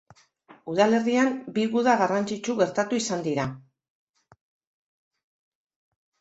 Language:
Basque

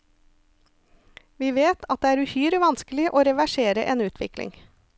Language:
Norwegian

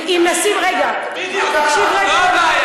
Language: Hebrew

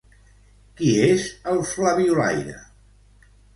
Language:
Catalan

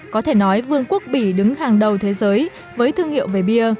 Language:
Vietnamese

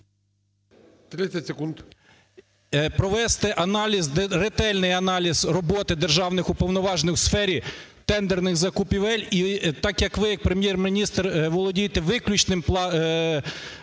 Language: Ukrainian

